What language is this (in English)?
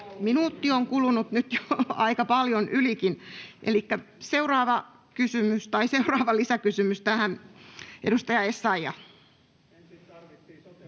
Finnish